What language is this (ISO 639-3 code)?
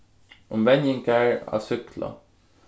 fao